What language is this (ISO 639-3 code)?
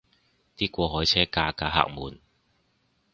yue